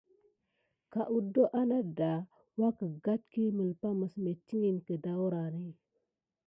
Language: Gidar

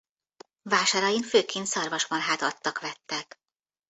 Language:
Hungarian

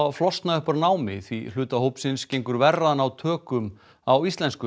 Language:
Icelandic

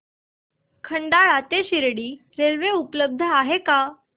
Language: Marathi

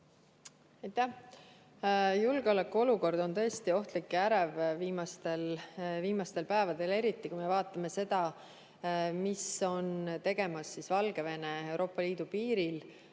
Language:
Estonian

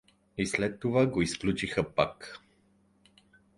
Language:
Bulgarian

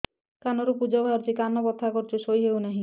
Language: Odia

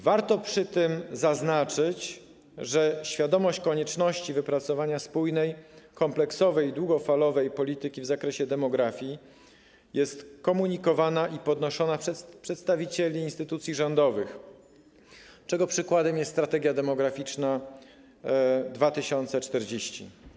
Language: Polish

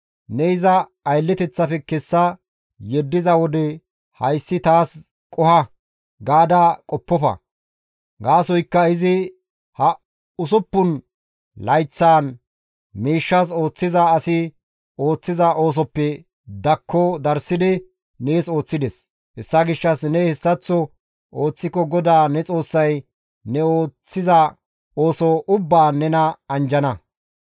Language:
Gamo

